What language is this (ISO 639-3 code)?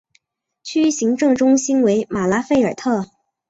zho